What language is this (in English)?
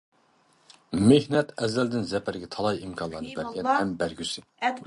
Uyghur